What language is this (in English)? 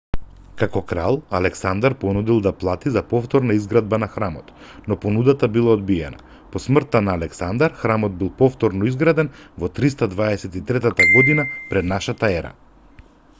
Macedonian